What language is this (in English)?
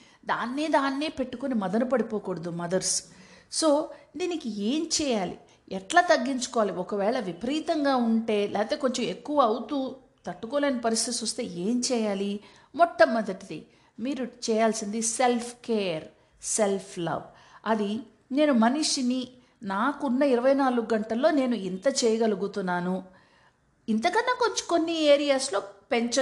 Telugu